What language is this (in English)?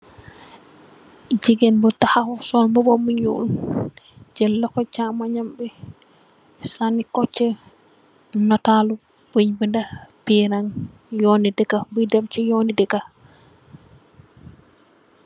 Wolof